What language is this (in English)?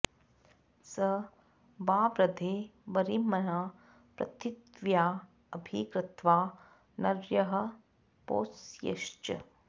Sanskrit